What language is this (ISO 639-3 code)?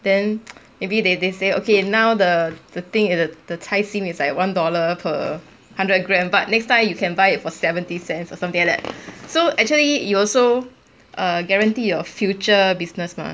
eng